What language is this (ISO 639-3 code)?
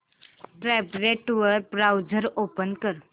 mar